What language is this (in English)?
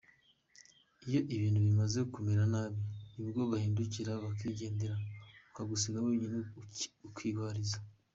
Kinyarwanda